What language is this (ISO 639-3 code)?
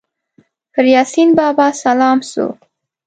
pus